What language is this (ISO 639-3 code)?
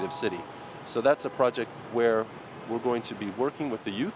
vie